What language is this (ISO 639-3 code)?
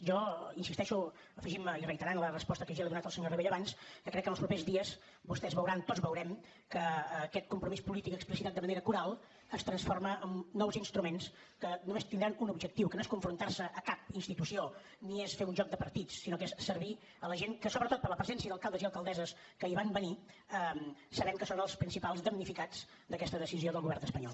cat